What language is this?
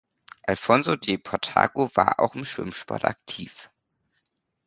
German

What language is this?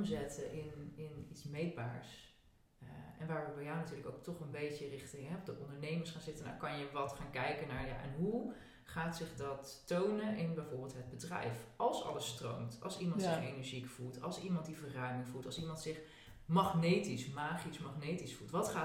Dutch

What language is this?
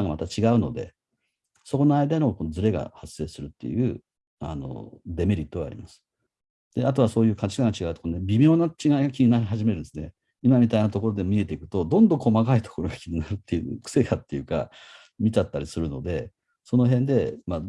Japanese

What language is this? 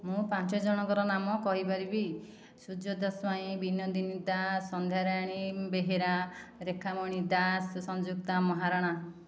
Odia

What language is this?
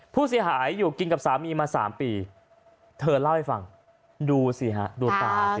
Thai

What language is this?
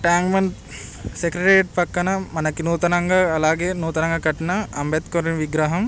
Telugu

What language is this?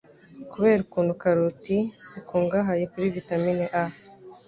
Kinyarwanda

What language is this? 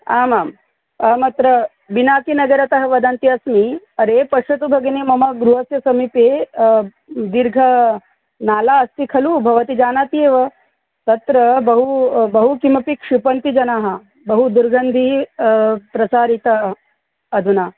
Sanskrit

